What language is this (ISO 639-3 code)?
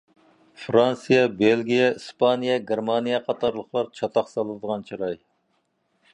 uig